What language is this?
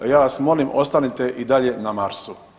Croatian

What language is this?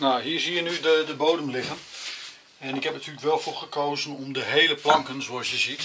Dutch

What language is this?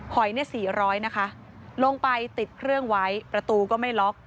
Thai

